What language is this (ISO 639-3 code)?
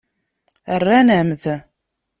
kab